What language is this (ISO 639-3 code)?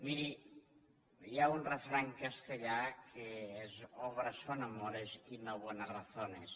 cat